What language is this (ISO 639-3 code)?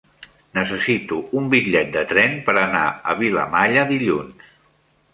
cat